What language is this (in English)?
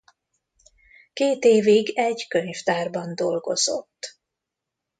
Hungarian